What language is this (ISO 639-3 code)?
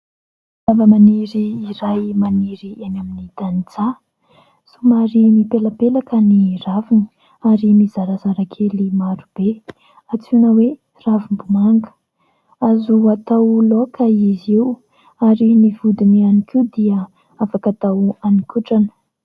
mlg